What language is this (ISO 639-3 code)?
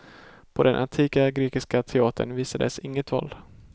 swe